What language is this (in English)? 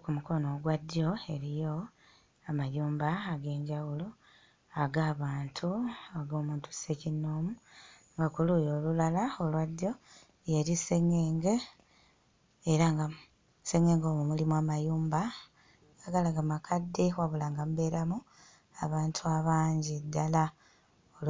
Ganda